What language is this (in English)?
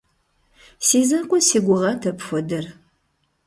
Kabardian